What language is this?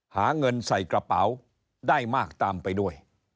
Thai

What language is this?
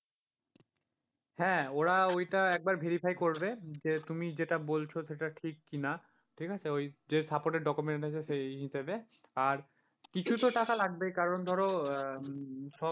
Bangla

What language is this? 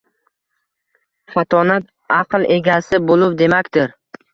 Uzbek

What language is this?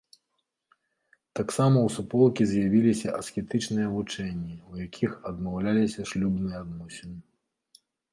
Belarusian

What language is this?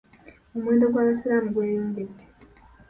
Ganda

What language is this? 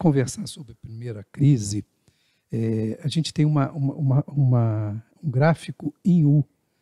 Portuguese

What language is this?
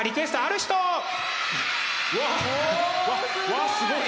Japanese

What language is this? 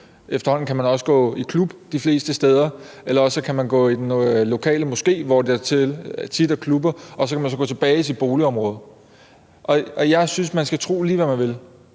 Danish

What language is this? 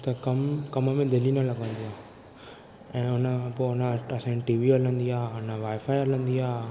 Sindhi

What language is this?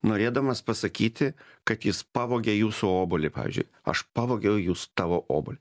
Lithuanian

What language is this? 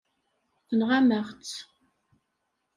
Kabyle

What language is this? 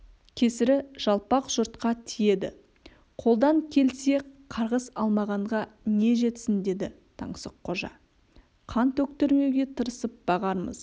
Kazakh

